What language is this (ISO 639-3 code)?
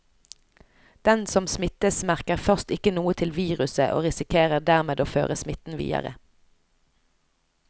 nor